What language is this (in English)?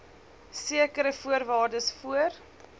Afrikaans